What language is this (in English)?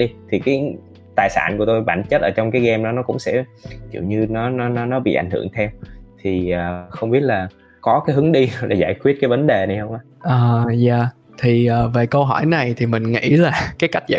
Vietnamese